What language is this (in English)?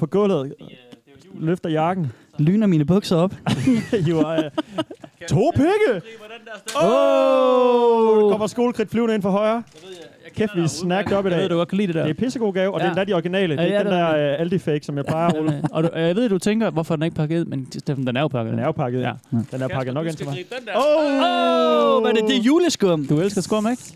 Danish